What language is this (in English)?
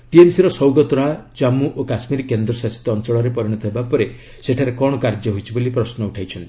Odia